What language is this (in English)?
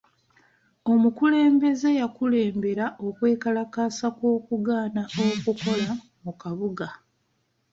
Ganda